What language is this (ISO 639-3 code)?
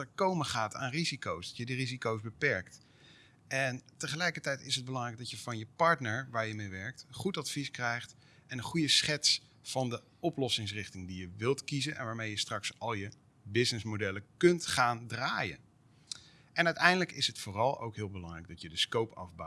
nld